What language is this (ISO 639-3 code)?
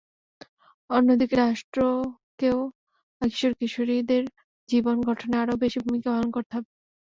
ben